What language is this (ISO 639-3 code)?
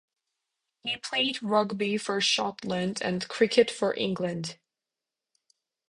eng